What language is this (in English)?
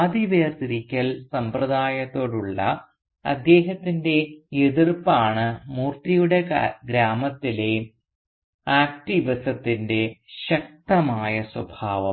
Malayalam